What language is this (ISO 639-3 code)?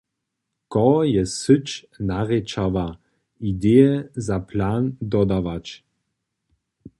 hsb